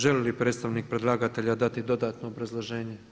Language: Croatian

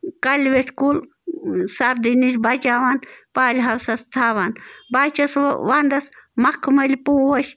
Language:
Kashmiri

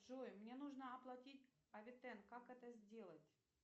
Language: Russian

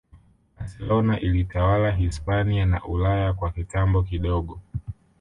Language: Swahili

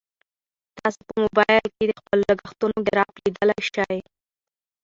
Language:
Pashto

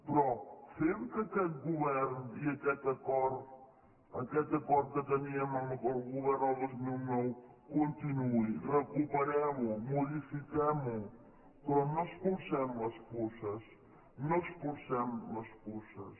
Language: Catalan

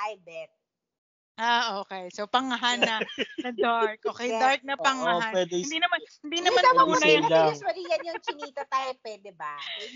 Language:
Filipino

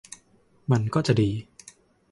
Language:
Thai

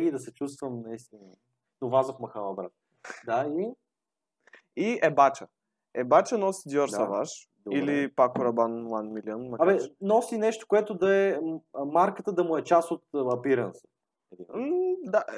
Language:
Bulgarian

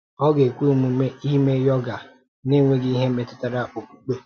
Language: Igbo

